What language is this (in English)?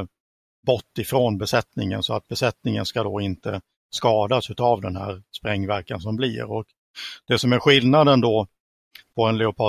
Swedish